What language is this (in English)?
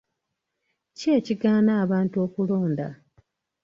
Ganda